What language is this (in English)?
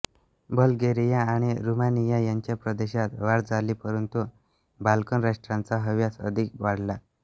Marathi